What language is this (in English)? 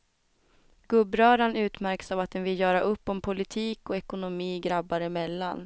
Swedish